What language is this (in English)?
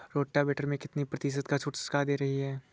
Hindi